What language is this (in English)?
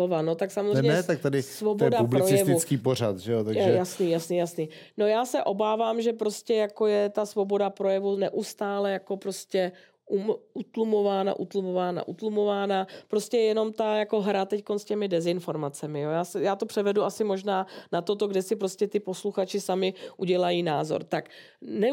Czech